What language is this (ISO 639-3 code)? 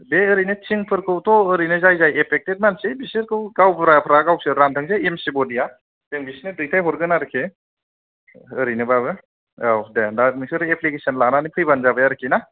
brx